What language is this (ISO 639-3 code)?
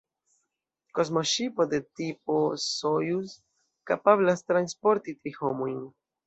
epo